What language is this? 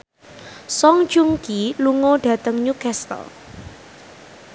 Javanese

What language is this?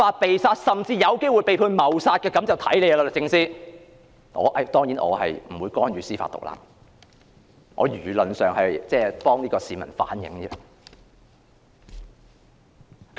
Cantonese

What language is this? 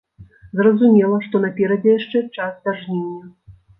Belarusian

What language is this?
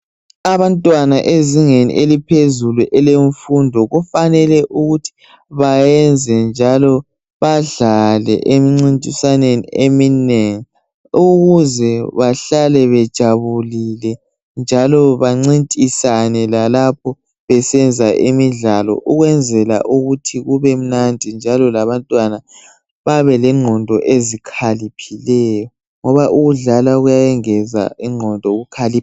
North Ndebele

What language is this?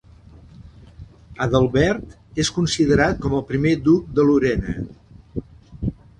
Catalan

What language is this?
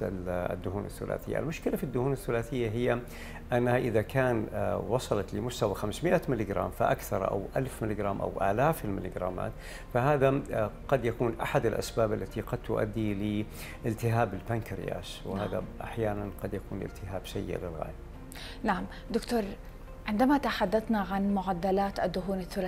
Arabic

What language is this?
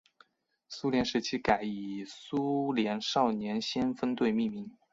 Chinese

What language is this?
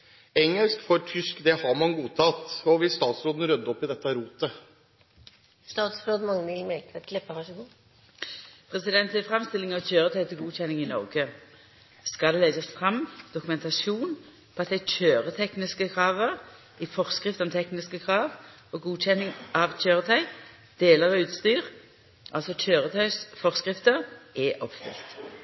Norwegian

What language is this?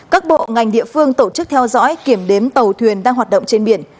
Vietnamese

